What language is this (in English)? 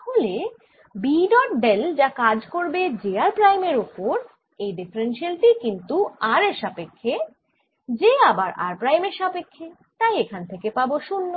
Bangla